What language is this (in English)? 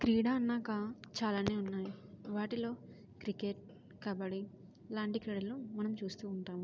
Telugu